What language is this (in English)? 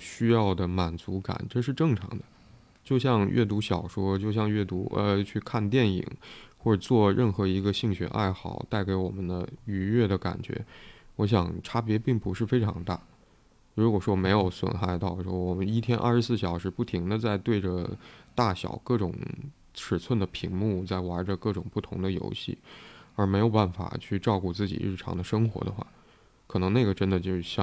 Chinese